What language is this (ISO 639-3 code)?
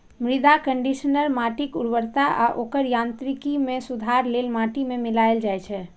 mai